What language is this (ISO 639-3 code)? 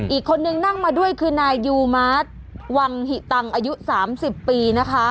tha